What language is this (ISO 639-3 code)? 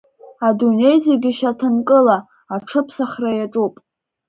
abk